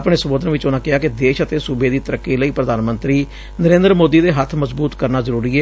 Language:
Punjabi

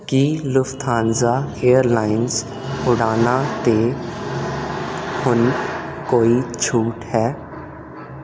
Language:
Punjabi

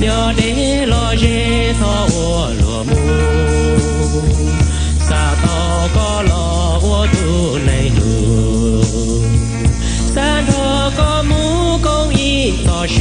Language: Vietnamese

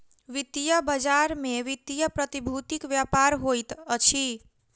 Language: Maithili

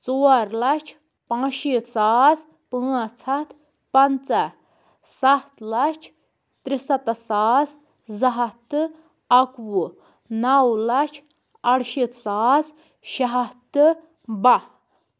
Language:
Kashmiri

